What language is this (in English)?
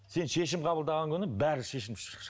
Kazakh